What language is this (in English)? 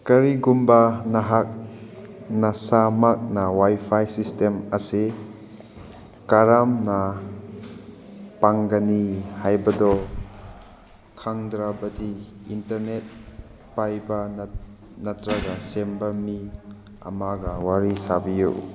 Manipuri